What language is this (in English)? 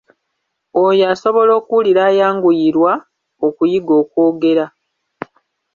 Ganda